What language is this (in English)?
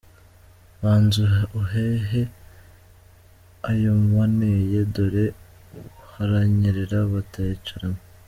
Kinyarwanda